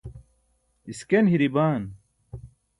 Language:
Burushaski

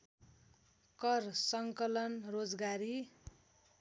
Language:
Nepali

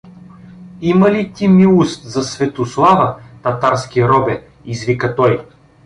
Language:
Bulgarian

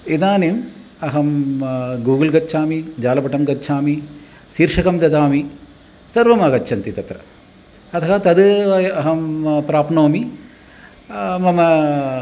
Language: Sanskrit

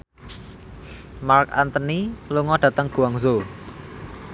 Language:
Javanese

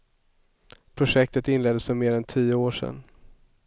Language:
Swedish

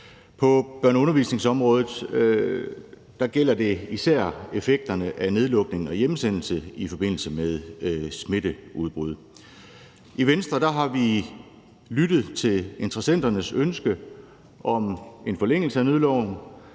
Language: Danish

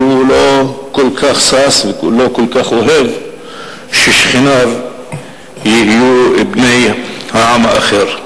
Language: Hebrew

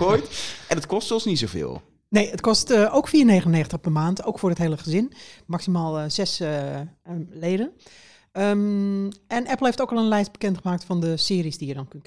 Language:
Dutch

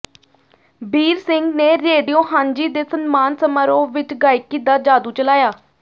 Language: Punjabi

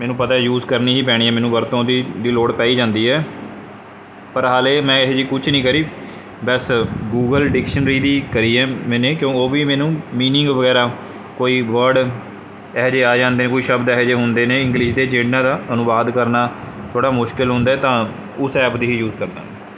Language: Punjabi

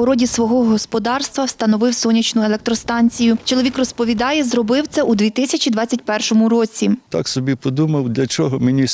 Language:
Ukrainian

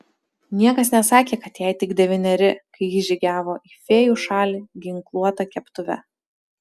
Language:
Lithuanian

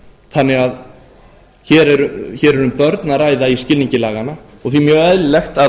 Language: Icelandic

